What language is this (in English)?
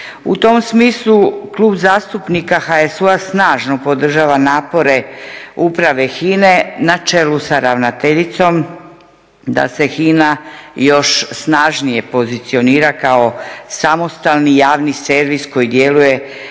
Croatian